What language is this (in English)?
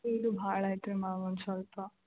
Kannada